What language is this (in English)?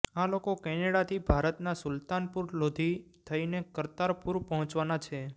Gujarati